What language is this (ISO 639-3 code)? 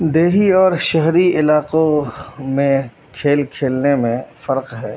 urd